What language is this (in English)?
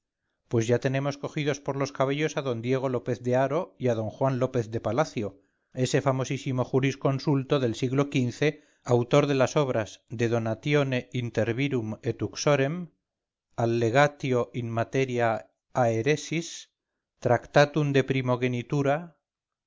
Spanish